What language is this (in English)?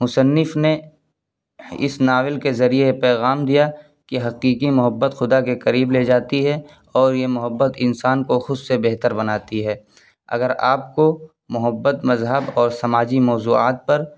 Urdu